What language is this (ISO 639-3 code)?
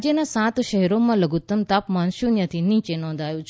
guj